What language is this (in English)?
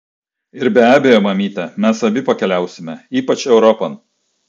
Lithuanian